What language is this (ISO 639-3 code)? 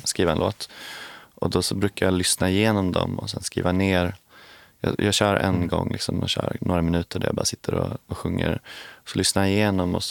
swe